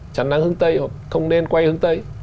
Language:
Vietnamese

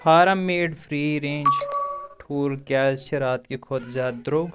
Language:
Kashmiri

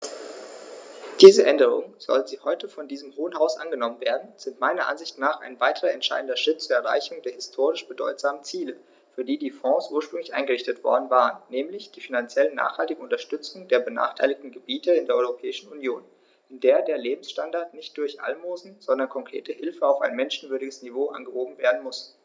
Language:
German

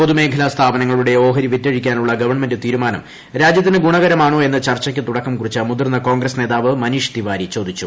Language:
Malayalam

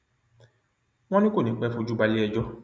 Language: Yoruba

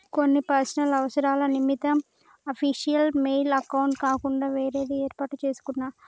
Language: Telugu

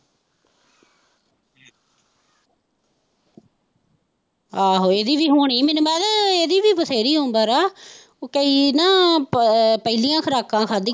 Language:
Punjabi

